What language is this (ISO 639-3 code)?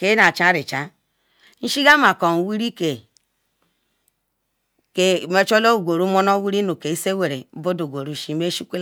ikw